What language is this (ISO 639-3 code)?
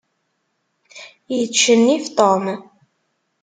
kab